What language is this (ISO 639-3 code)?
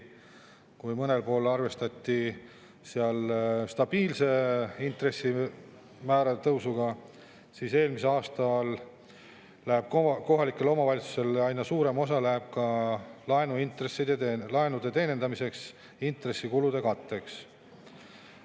est